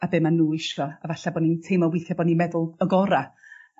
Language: Welsh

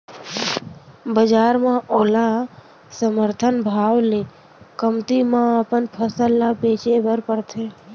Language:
Chhattisgarhi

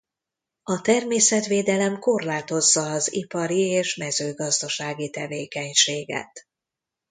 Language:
Hungarian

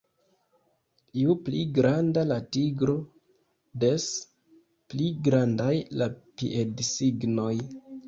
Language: Esperanto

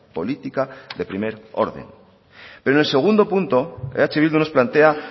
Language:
Spanish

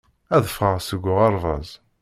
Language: Kabyle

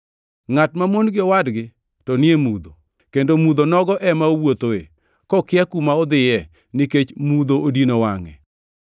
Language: Luo (Kenya and Tanzania)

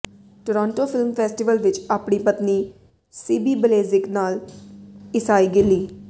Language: Punjabi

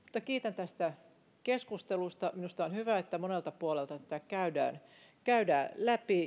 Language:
Finnish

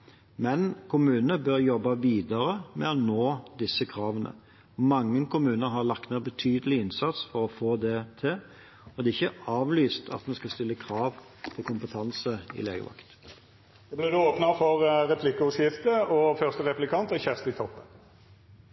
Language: Norwegian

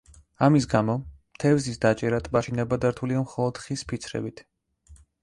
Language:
Georgian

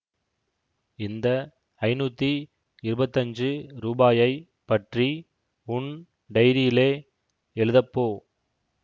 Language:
Tamil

